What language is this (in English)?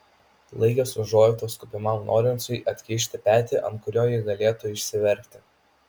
Lithuanian